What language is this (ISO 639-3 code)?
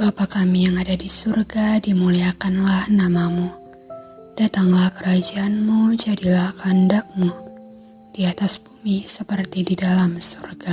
ind